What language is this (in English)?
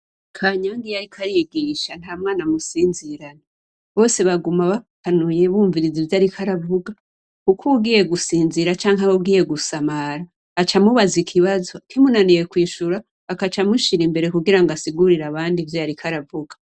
Rundi